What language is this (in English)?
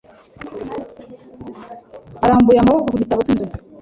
Kinyarwanda